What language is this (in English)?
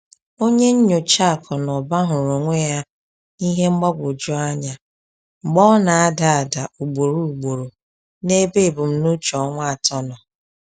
Igbo